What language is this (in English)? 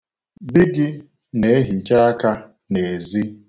Igbo